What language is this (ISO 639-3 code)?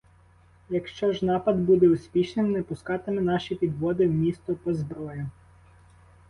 ukr